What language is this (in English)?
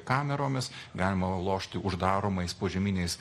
Lithuanian